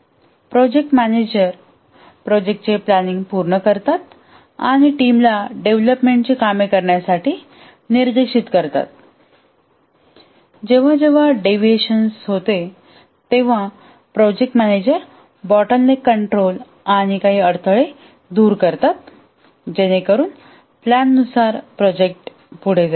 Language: Marathi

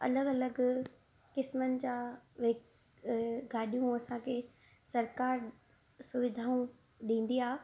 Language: Sindhi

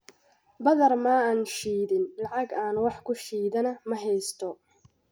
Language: Somali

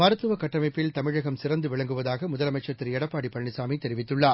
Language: Tamil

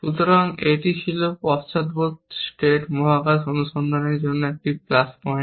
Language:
Bangla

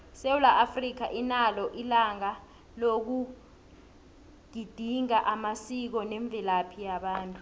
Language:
South Ndebele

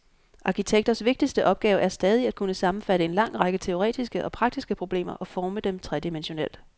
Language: Danish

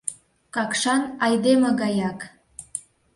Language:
Mari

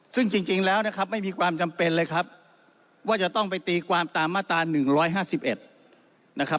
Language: Thai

